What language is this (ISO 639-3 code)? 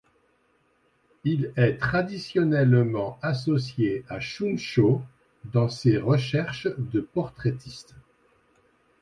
fra